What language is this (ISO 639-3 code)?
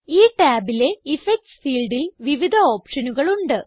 mal